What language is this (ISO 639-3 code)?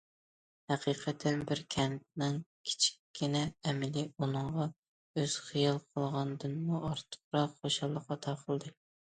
uig